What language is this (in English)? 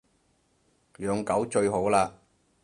Cantonese